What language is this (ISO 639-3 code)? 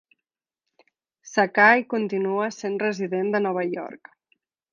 cat